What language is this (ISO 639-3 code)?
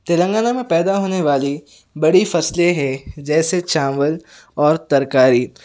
urd